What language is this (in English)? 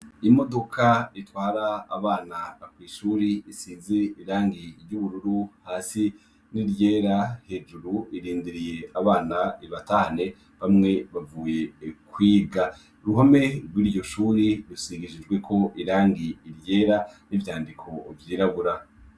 Rundi